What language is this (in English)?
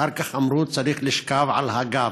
Hebrew